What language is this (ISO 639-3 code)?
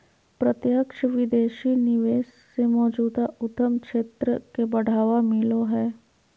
mag